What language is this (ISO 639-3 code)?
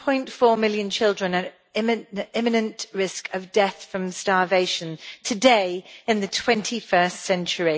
eng